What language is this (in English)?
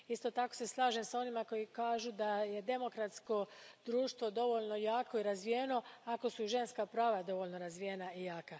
Croatian